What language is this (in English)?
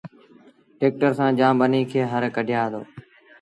Sindhi Bhil